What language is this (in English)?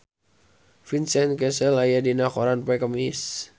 Sundanese